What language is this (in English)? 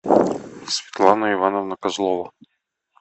Russian